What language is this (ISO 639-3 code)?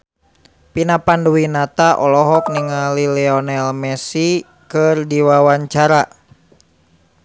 sun